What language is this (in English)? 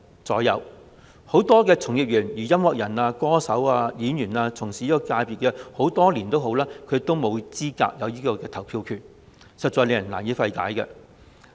Cantonese